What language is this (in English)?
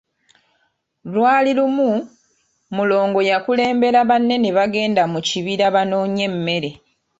Ganda